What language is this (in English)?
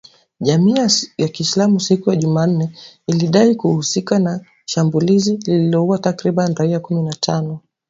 Swahili